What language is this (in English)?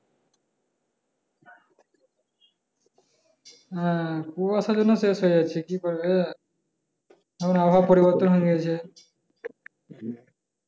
Bangla